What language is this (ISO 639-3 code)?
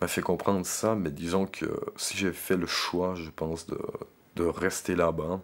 fra